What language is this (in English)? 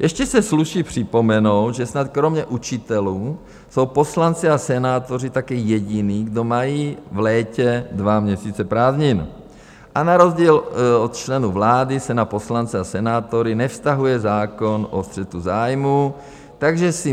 Czech